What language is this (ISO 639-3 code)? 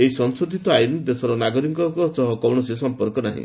ori